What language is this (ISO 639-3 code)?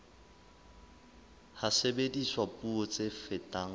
sot